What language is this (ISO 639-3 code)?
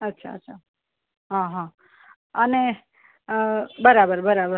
guj